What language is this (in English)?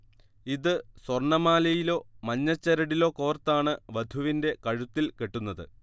Malayalam